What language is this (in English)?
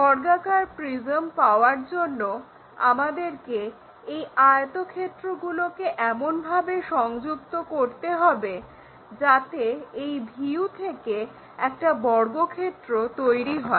Bangla